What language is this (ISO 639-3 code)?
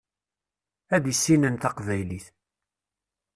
kab